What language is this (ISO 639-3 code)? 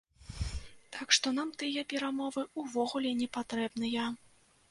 bel